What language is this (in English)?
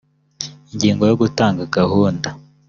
Kinyarwanda